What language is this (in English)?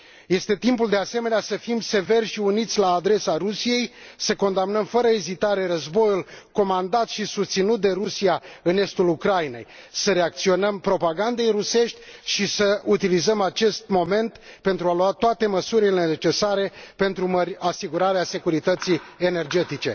Romanian